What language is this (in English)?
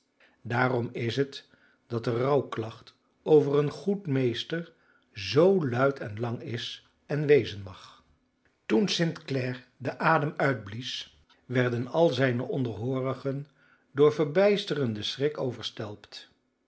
Dutch